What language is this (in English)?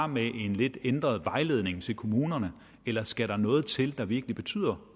Danish